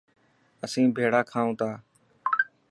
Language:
Dhatki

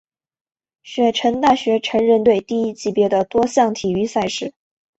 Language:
Chinese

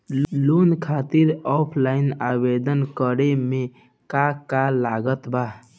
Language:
Bhojpuri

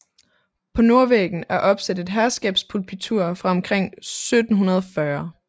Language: Danish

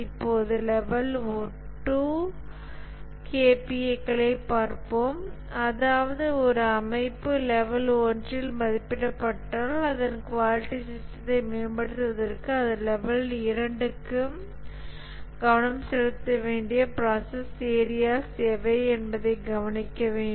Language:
Tamil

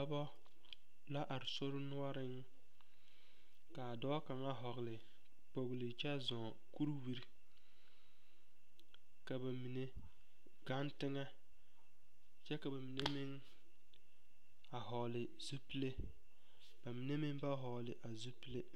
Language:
Southern Dagaare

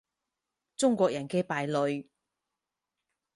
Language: Cantonese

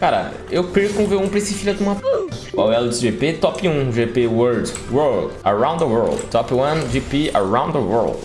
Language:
Portuguese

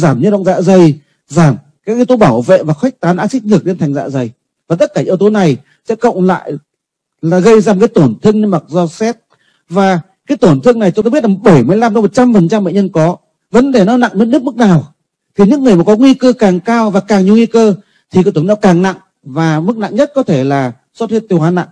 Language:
Vietnamese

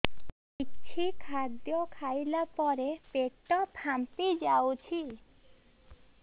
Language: Odia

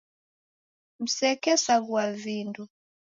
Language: Taita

